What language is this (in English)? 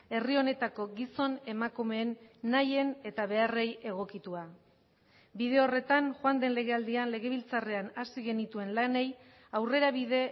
Basque